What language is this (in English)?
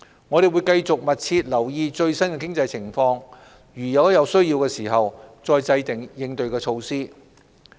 Cantonese